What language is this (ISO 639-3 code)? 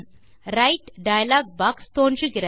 tam